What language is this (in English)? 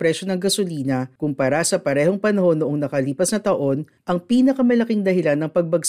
Filipino